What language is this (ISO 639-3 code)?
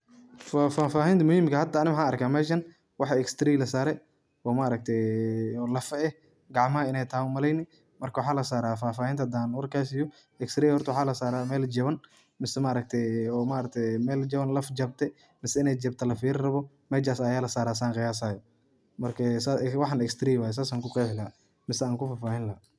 som